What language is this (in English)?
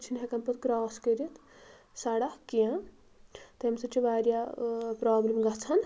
Kashmiri